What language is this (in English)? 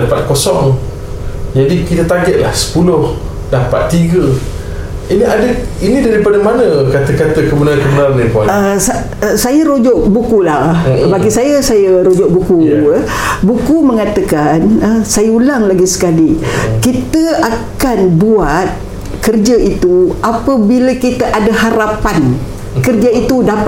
Malay